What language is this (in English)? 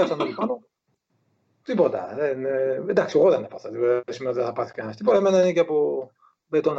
Greek